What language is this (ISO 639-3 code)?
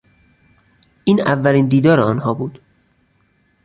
fas